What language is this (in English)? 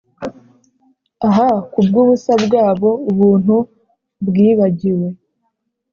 Kinyarwanda